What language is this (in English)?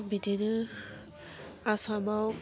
Bodo